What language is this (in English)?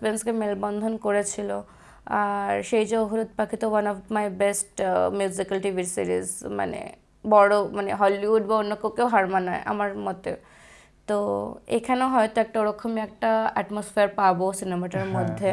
Bangla